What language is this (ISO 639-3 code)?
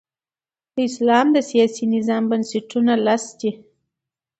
pus